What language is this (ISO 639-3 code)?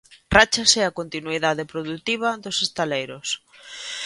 glg